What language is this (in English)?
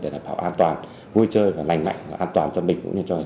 Vietnamese